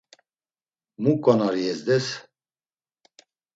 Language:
Laz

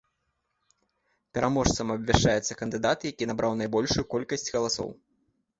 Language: Belarusian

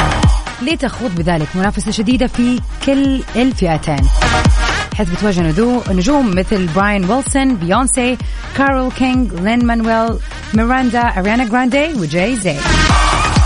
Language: Arabic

